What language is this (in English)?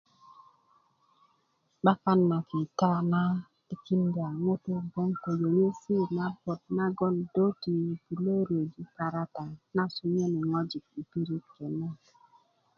Kuku